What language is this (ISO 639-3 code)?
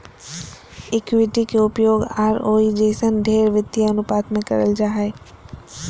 mag